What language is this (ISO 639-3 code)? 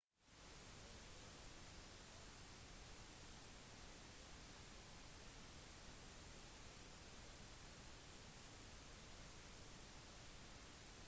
nob